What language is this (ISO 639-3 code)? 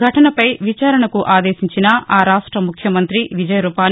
tel